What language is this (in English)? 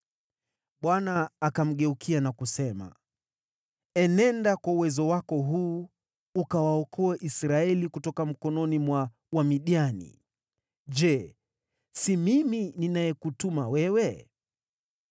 Swahili